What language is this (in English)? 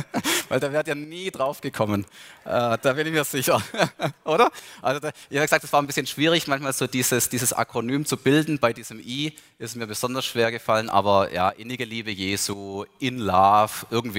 German